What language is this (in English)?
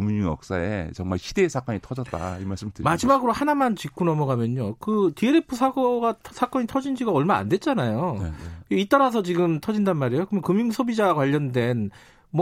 Korean